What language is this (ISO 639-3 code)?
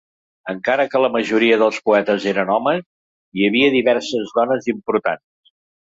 cat